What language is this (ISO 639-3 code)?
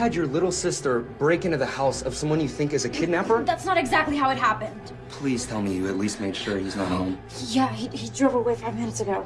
eng